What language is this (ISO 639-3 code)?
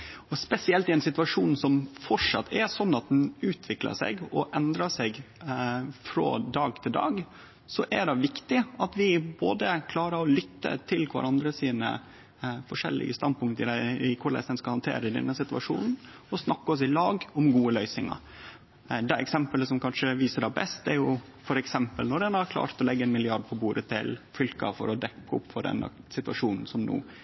nno